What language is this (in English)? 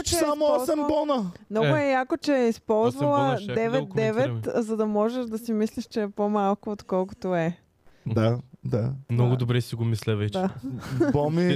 Bulgarian